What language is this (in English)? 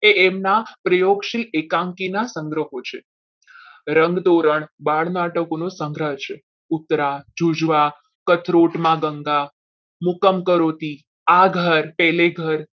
Gujarati